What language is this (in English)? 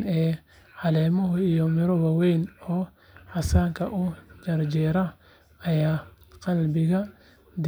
Somali